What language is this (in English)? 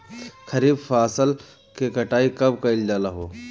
Bhojpuri